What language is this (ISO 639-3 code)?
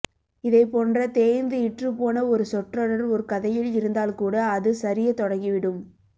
tam